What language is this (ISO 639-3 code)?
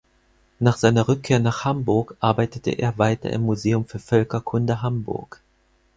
deu